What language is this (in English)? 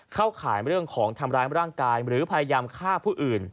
Thai